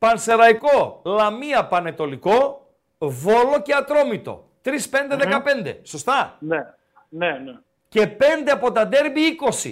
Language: Greek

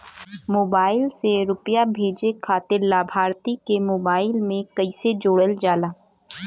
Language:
Bhojpuri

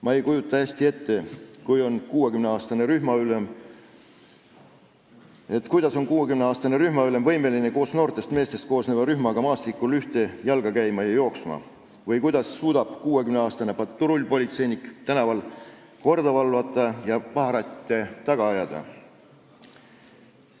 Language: Estonian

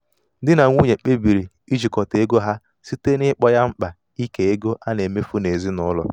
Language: Igbo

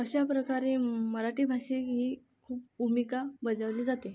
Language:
Marathi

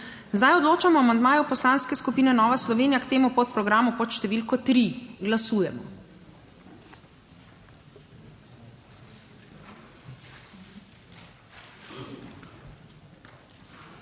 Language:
Slovenian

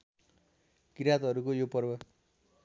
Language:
Nepali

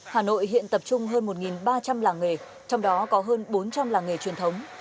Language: Vietnamese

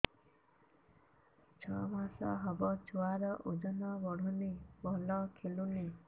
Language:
Odia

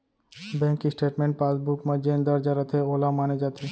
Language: Chhattisgarhi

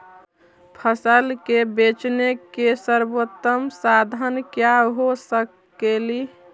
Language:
Magahi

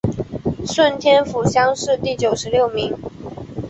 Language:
Chinese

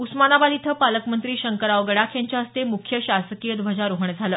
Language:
Marathi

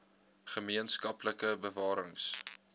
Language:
Afrikaans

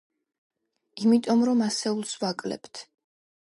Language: Georgian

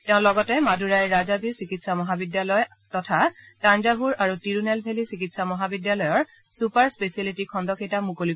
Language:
Assamese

